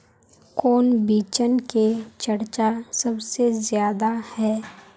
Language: Magahi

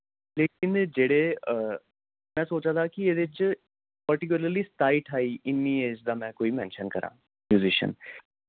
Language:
Dogri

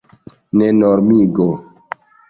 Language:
Esperanto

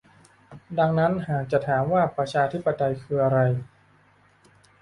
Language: Thai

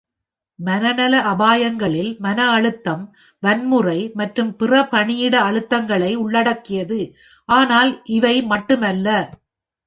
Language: Tamil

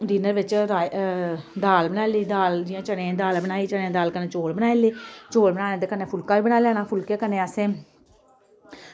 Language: Dogri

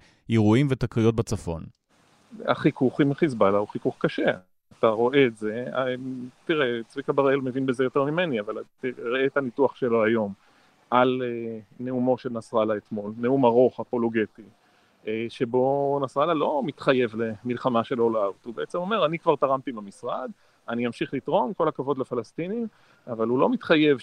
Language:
Hebrew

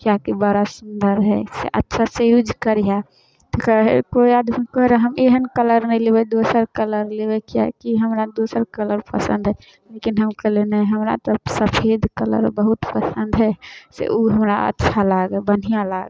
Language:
Maithili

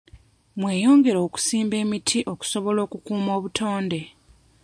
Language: Ganda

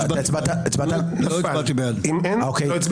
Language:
Hebrew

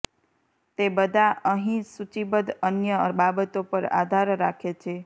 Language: Gujarati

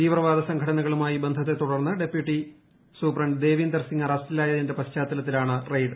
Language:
Malayalam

